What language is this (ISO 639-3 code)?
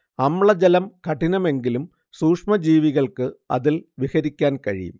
mal